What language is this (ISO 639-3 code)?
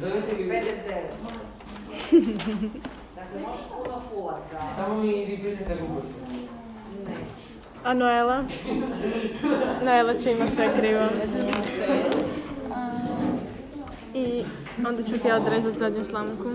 hrv